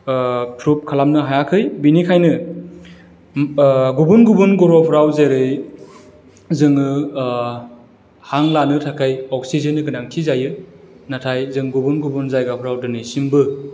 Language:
Bodo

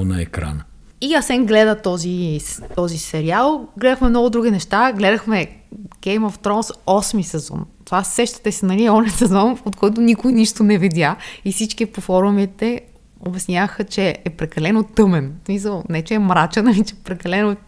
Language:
Bulgarian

